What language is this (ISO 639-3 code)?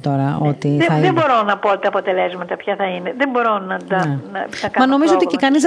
ell